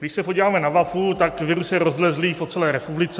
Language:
Czech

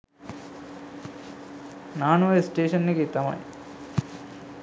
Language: Sinhala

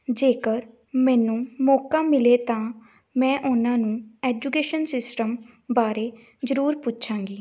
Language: Punjabi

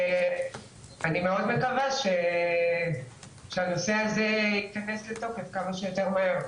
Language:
Hebrew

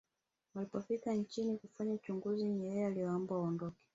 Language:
Swahili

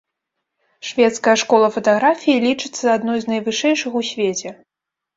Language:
Belarusian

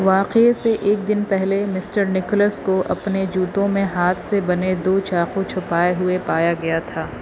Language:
Urdu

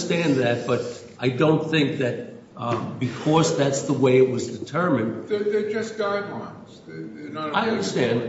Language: English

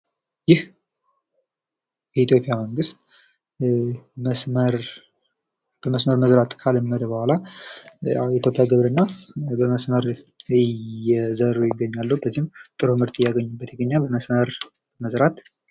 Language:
Amharic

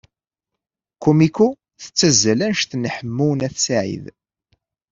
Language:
Kabyle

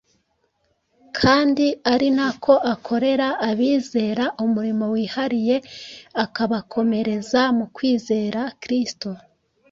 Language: Kinyarwanda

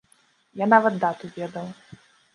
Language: Belarusian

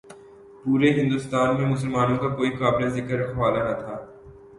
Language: Urdu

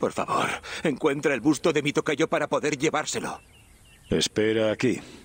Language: Spanish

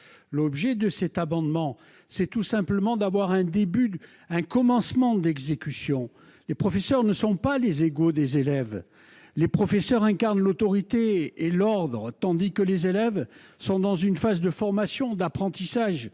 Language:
French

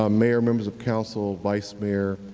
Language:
English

